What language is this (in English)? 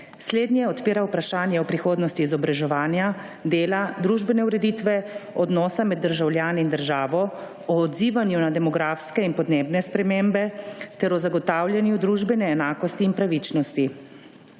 Slovenian